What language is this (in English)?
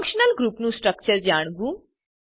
Gujarati